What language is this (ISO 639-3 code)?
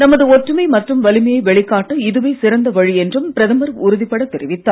tam